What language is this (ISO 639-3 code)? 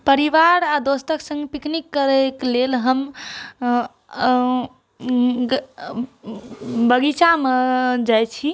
mai